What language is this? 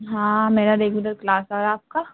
Urdu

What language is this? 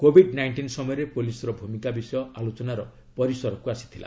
Odia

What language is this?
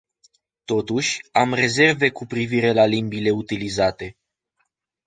Romanian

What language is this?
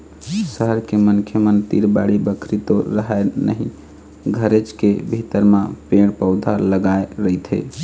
Chhattisgarhi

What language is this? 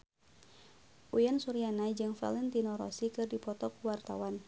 Sundanese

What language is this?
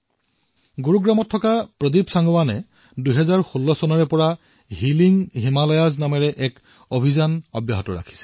Assamese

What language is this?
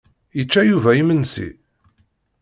Kabyle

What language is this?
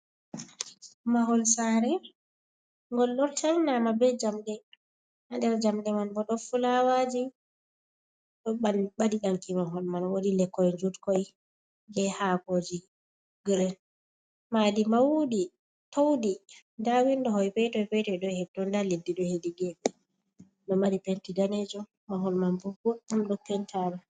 Fula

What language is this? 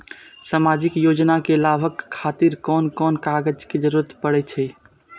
Maithili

